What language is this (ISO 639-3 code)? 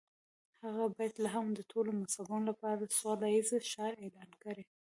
pus